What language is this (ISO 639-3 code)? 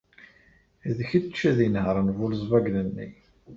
kab